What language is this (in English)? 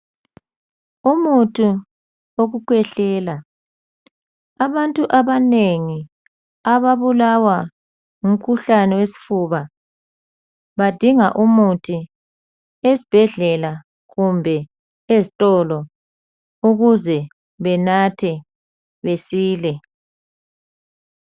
North Ndebele